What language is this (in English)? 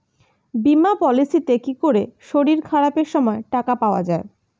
Bangla